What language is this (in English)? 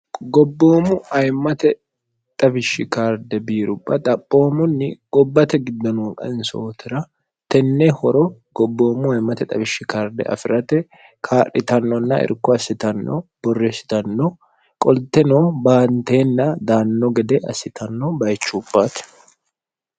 Sidamo